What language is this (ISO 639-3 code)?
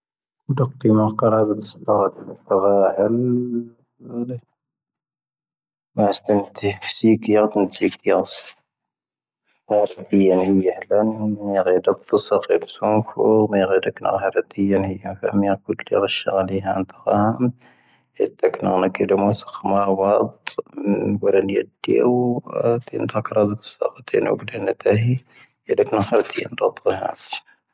thv